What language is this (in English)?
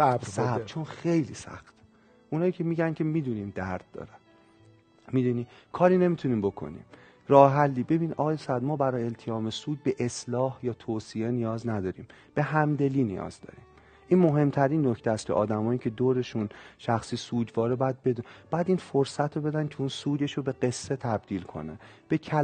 Persian